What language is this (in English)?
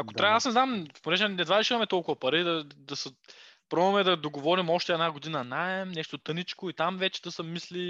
Bulgarian